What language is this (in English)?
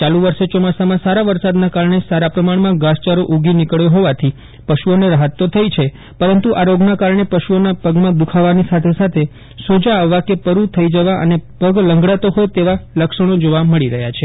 Gujarati